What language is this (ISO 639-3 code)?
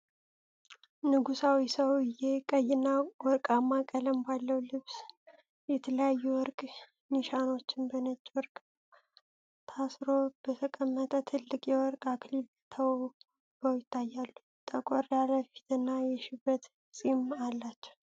amh